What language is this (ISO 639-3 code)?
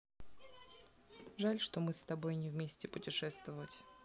rus